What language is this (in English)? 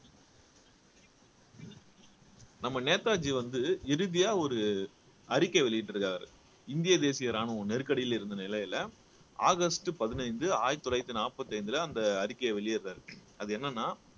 Tamil